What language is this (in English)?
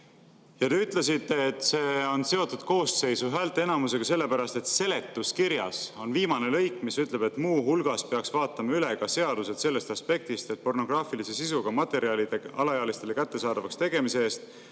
Estonian